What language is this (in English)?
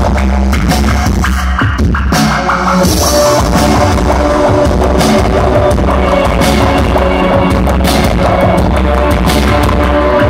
Czech